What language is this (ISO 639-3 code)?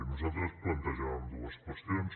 cat